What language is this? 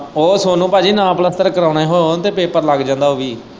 Punjabi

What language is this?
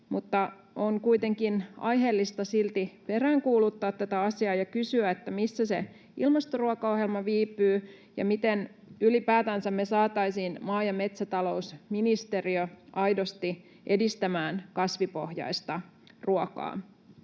Finnish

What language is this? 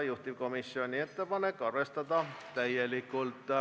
Estonian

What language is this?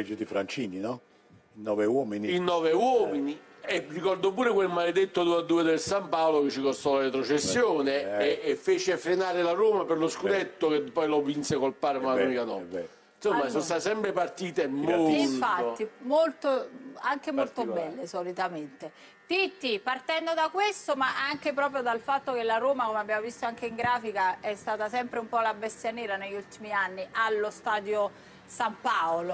Italian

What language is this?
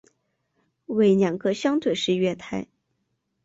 Chinese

